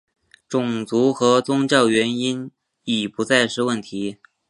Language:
Chinese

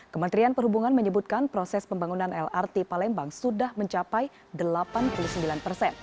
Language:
Indonesian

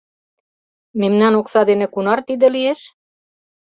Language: Mari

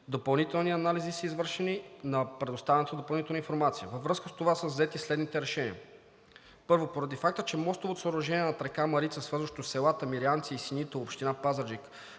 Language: Bulgarian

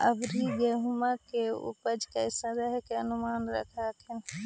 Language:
Magahi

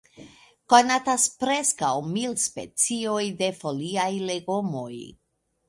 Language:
Esperanto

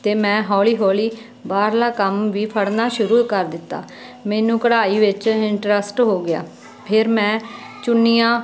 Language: Punjabi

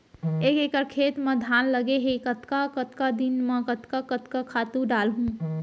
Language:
Chhattisgarhi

